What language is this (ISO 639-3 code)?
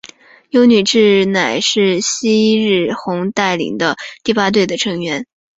zho